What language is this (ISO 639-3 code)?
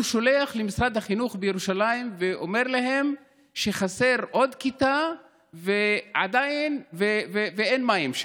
heb